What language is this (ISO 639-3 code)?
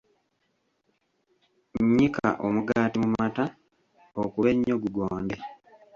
lug